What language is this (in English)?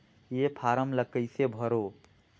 Chhattisgarhi